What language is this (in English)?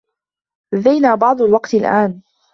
Arabic